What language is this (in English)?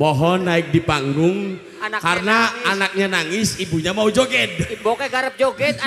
Indonesian